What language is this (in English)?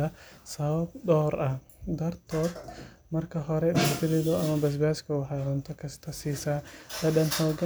Somali